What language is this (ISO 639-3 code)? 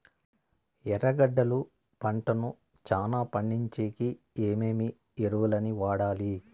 tel